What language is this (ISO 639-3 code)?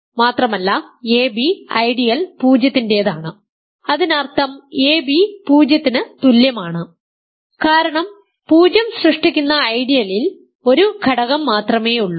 mal